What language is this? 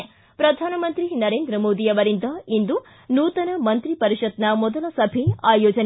Kannada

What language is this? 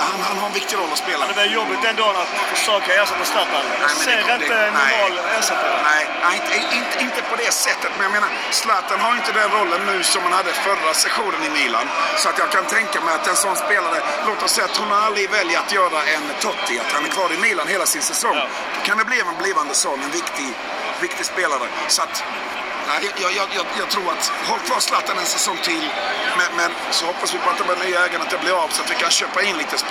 Swedish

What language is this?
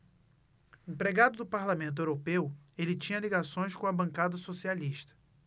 Portuguese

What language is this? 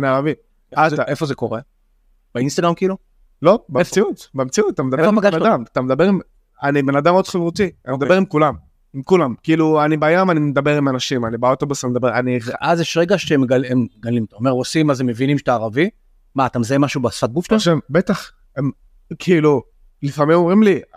Hebrew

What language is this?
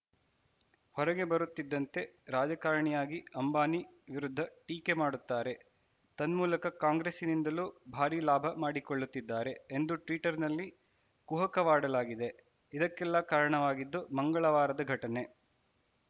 Kannada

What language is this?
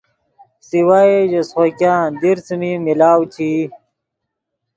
Yidgha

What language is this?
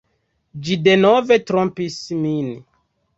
Esperanto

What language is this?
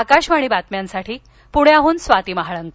Marathi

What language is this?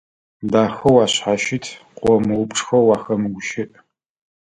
Adyghe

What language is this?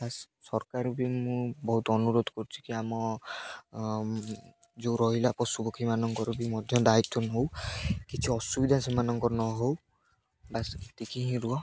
Odia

